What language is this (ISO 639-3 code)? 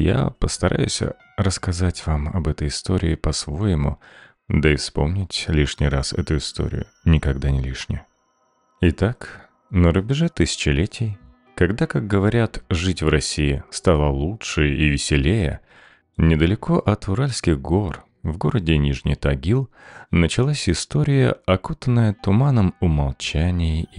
rus